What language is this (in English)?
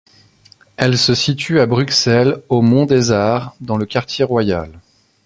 French